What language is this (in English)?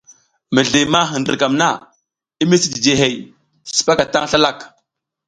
South Giziga